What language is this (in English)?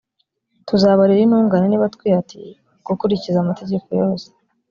Kinyarwanda